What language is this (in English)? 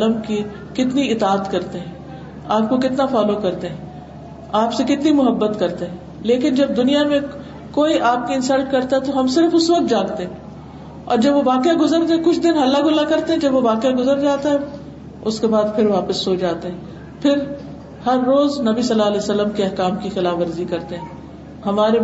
Urdu